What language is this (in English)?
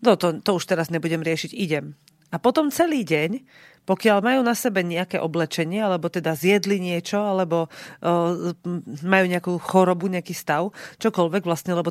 Slovak